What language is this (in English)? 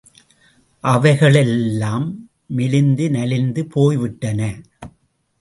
Tamil